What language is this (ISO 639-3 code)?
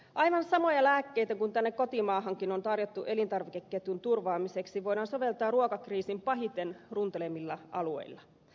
fin